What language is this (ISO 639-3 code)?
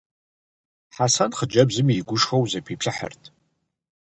kbd